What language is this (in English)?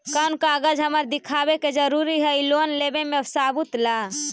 Magahi